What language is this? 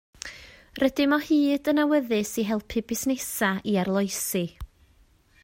Welsh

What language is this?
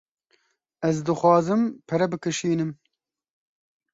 Kurdish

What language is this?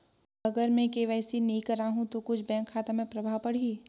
Chhattisgarhi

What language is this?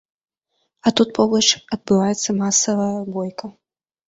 Belarusian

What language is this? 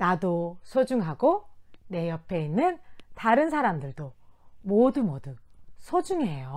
Korean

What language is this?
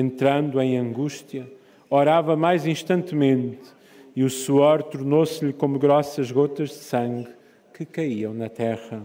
Portuguese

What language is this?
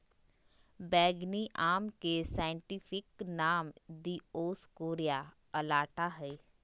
Magahi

